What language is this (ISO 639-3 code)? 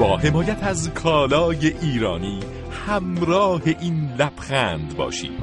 fas